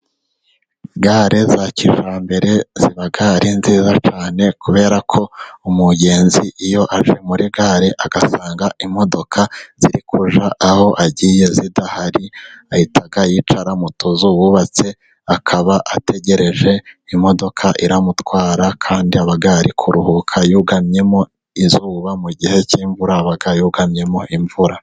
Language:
Kinyarwanda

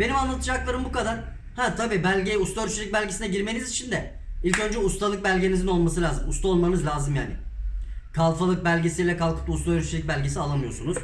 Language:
Turkish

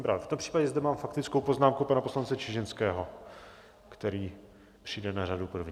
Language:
Czech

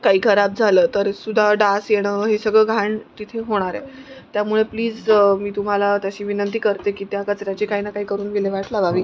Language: Marathi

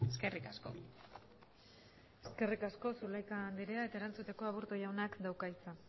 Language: Basque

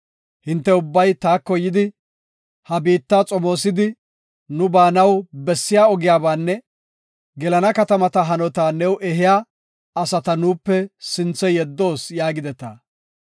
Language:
Gofa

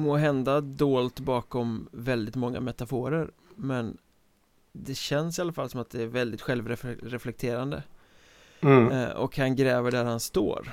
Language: Swedish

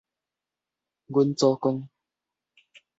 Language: Min Nan Chinese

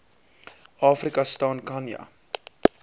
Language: Afrikaans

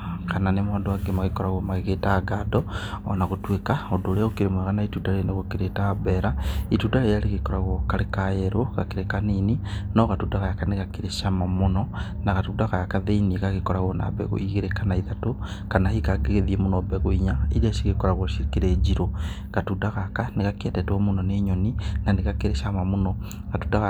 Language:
Kikuyu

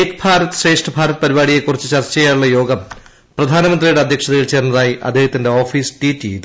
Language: Malayalam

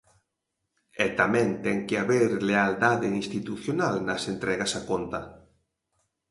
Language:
Galician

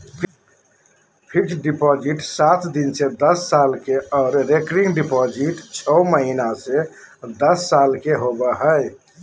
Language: Magahi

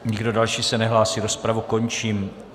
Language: Czech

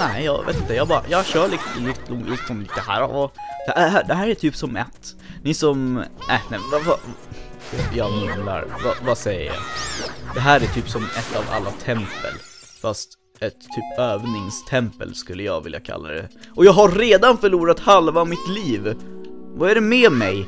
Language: Swedish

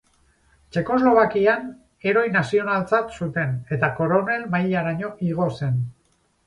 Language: Basque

